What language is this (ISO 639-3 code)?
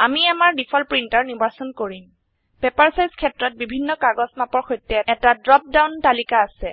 asm